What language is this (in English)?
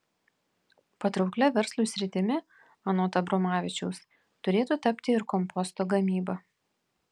Lithuanian